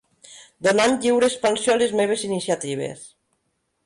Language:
Catalan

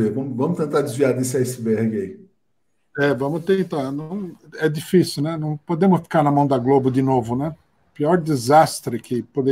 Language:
Portuguese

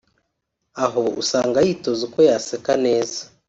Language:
Kinyarwanda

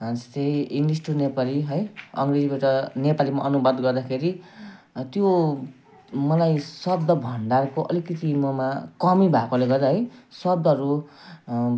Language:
Nepali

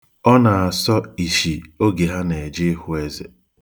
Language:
Igbo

